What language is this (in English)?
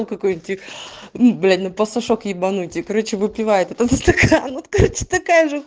Russian